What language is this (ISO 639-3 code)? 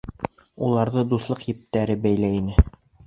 bak